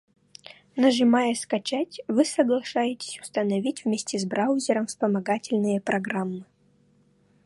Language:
Russian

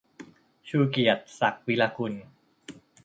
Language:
Thai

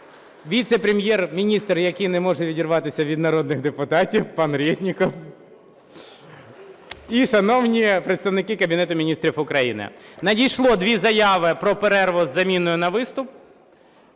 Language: Ukrainian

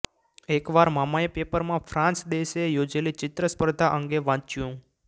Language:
Gujarati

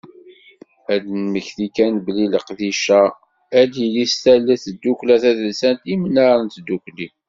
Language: Kabyle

